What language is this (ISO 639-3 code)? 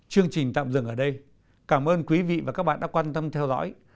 vie